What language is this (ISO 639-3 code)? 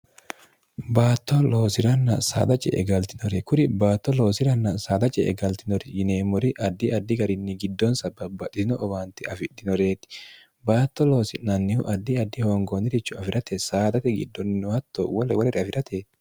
sid